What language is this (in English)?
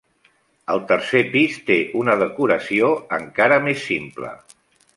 Catalan